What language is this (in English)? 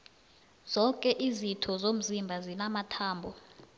South Ndebele